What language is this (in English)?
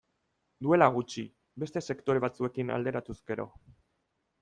Basque